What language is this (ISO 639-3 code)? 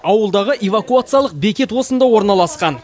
kaz